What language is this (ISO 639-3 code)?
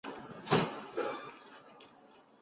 zho